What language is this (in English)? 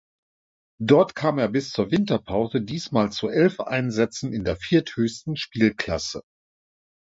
German